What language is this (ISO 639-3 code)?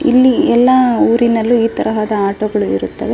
kan